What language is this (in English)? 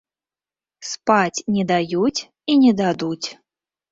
Belarusian